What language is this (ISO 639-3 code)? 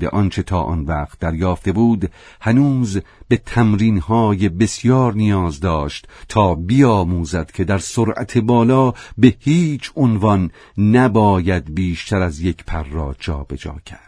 fas